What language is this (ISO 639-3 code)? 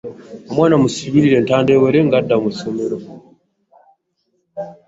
lug